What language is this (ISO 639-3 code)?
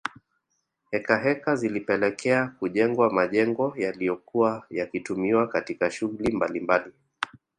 swa